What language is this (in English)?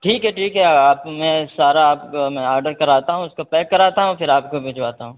Urdu